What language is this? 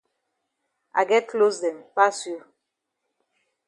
Cameroon Pidgin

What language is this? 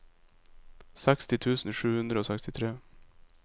Norwegian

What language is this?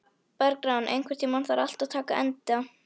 Icelandic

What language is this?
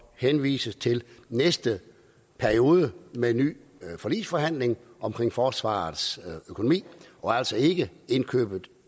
Danish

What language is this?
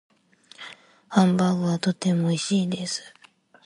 Japanese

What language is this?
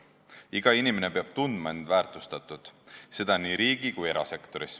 Estonian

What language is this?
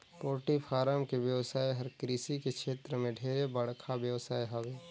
Chhattisgarhi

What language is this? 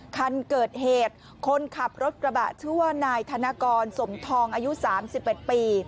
Thai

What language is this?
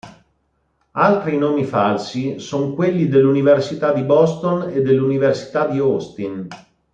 Italian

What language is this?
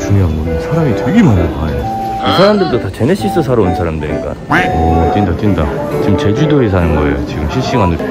Korean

